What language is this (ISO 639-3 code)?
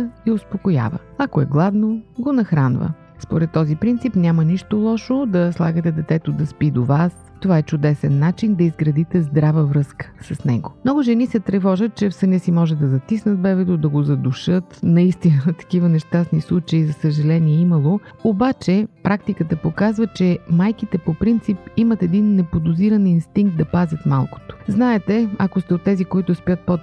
bul